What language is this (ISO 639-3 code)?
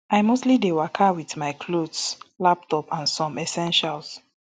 pcm